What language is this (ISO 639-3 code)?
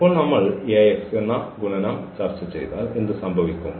mal